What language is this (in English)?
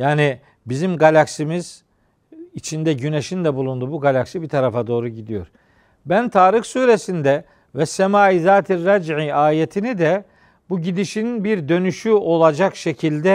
Turkish